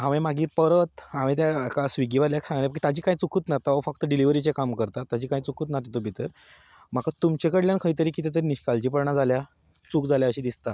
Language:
Konkani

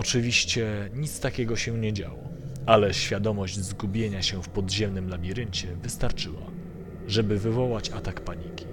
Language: Polish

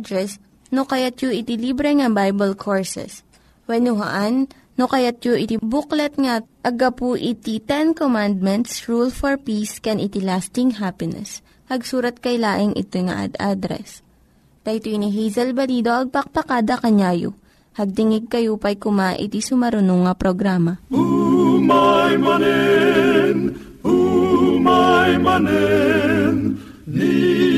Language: Filipino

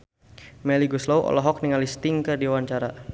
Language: Sundanese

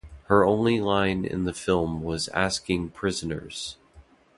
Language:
English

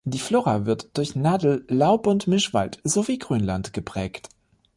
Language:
German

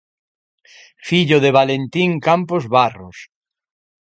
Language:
Galician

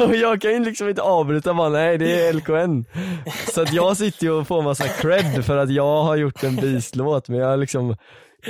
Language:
Swedish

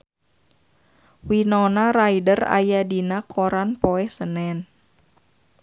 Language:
Sundanese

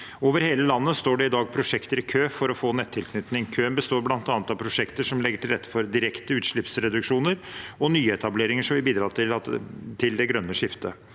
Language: Norwegian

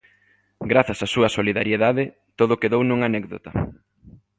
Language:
Galician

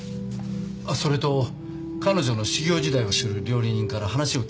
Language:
Japanese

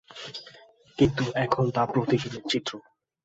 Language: Bangla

